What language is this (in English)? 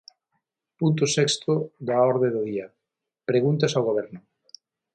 Galician